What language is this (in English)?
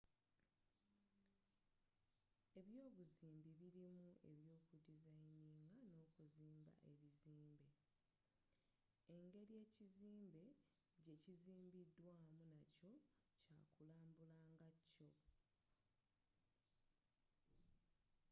Ganda